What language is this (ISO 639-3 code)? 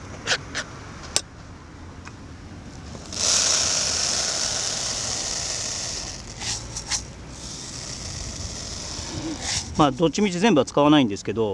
jpn